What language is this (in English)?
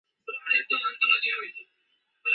Chinese